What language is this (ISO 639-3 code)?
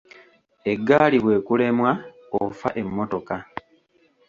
lug